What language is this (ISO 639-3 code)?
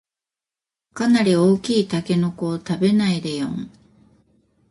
jpn